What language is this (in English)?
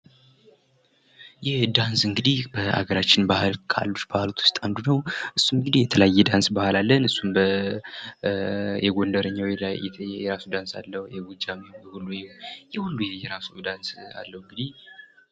Amharic